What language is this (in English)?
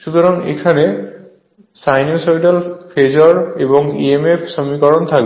Bangla